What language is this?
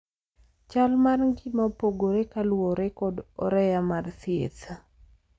Luo (Kenya and Tanzania)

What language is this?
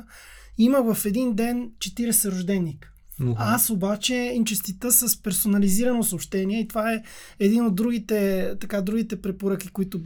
Bulgarian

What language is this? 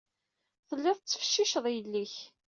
Kabyle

